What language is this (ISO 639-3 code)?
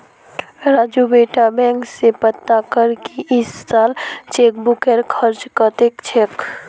mag